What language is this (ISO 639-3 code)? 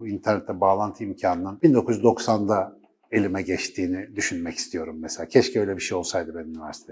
tur